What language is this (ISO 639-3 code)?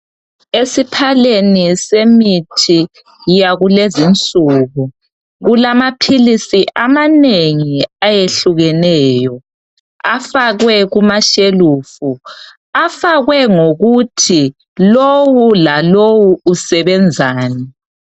nde